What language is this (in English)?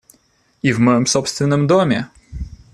Russian